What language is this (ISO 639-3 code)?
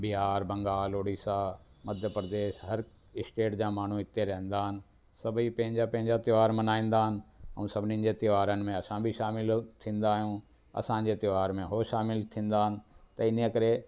snd